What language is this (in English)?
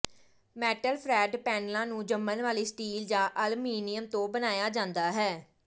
Punjabi